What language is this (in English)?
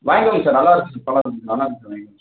Tamil